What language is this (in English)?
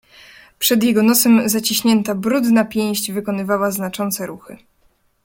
Polish